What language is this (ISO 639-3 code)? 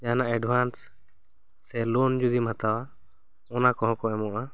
sat